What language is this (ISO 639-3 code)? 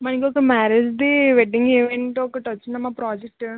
tel